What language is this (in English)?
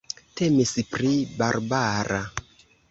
Esperanto